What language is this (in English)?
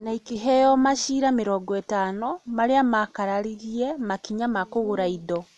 Kikuyu